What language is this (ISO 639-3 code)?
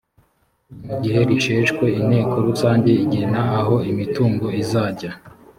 kin